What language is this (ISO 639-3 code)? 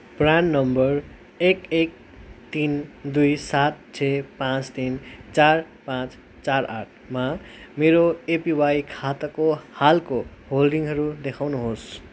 nep